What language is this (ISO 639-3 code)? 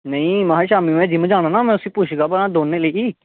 doi